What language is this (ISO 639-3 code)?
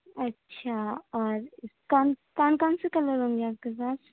urd